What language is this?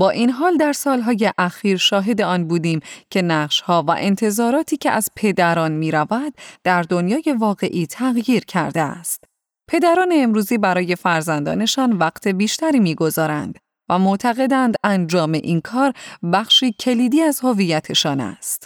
Persian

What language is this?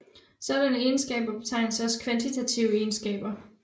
Danish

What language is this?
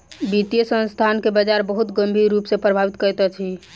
Maithili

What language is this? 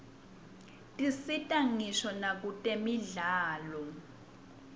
Swati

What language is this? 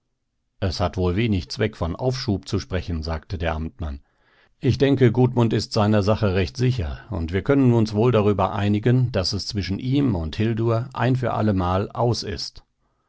German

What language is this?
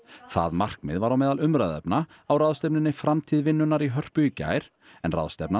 Icelandic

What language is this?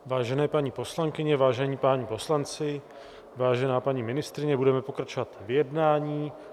Czech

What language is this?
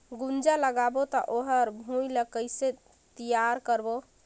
Chhattisgarhi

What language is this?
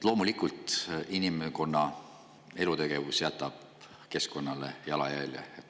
Estonian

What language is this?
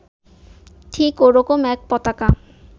Bangla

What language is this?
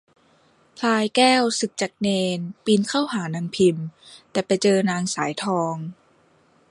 Thai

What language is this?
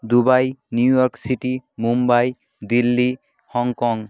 Bangla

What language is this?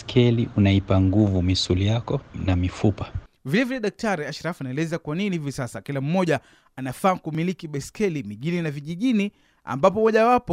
Swahili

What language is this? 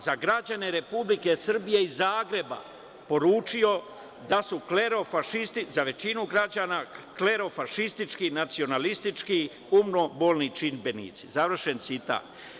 Serbian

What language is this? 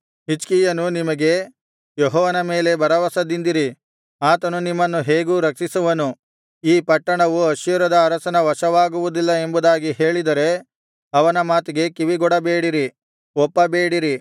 Kannada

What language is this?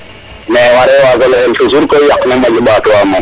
Serer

